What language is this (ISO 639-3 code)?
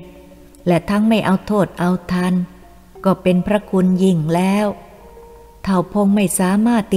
tha